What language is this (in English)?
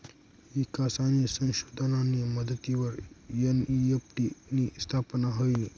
Marathi